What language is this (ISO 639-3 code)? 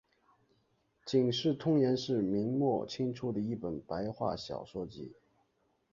zho